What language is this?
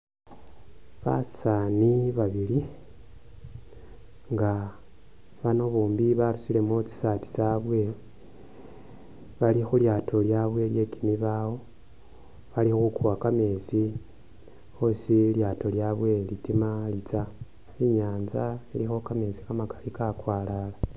Masaaba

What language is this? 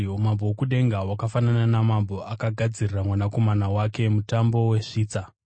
Shona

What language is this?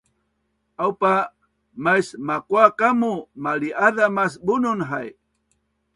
Bunun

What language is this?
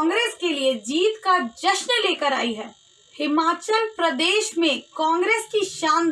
Hindi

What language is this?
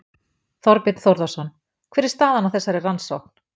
Icelandic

